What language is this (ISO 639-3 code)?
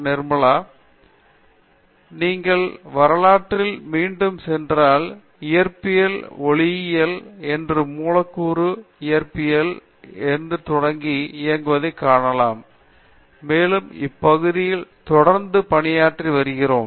tam